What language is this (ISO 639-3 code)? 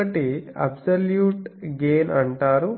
tel